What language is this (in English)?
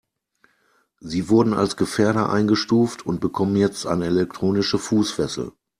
German